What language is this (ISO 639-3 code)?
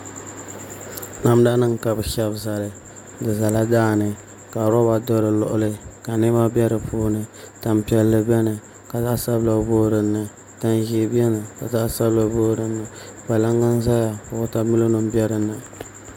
dag